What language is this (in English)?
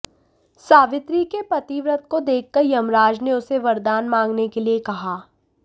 Hindi